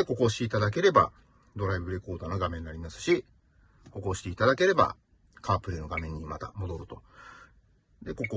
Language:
Japanese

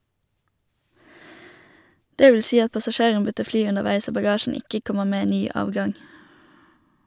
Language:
Norwegian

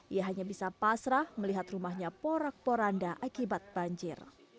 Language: Indonesian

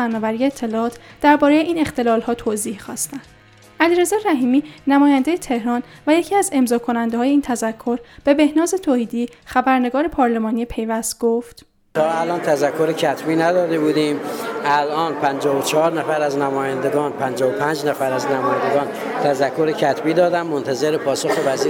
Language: Persian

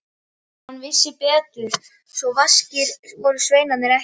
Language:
Icelandic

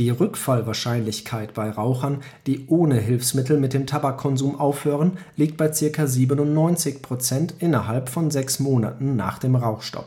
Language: German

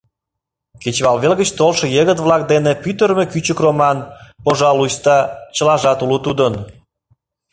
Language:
Mari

